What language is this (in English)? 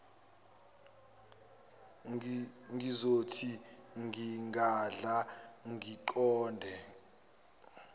Zulu